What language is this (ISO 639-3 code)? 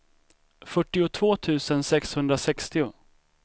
swe